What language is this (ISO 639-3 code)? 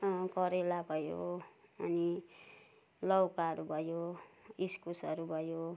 nep